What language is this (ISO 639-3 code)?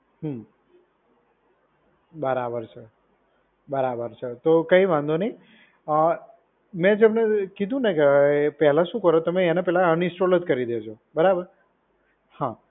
guj